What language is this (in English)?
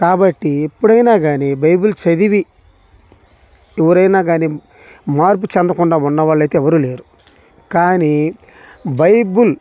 Telugu